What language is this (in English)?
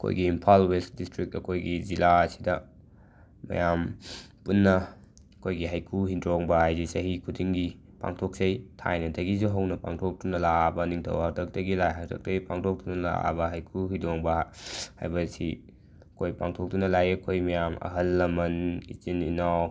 Manipuri